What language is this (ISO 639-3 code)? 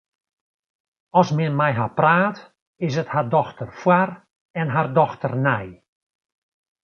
fry